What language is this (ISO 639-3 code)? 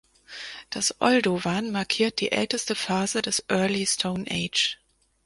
deu